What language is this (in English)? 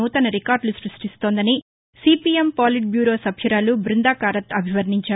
Telugu